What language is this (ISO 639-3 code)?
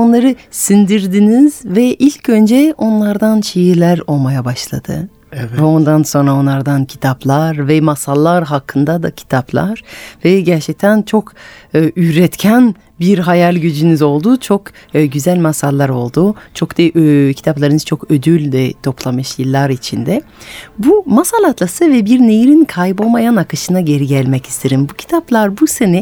tur